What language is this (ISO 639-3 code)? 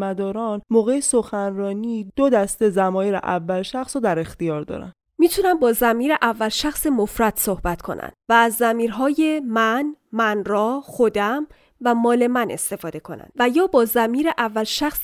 fas